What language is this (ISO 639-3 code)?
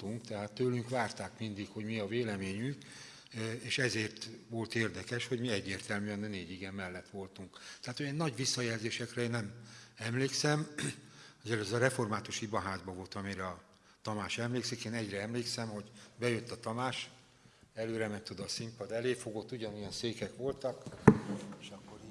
hun